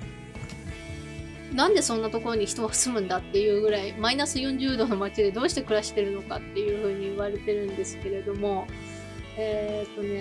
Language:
Japanese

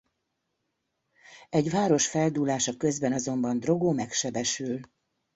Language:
Hungarian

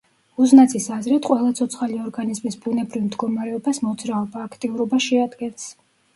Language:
Georgian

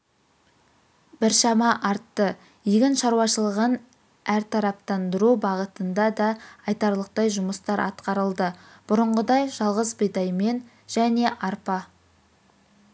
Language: Kazakh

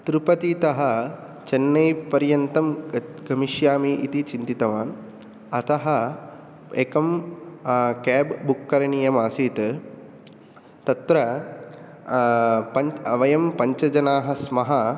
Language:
Sanskrit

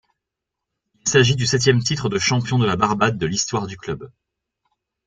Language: French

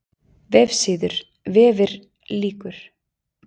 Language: Icelandic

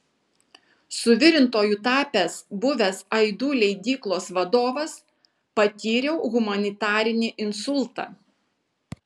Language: Lithuanian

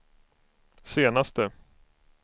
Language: Swedish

